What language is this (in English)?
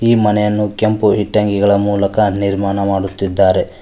Kannada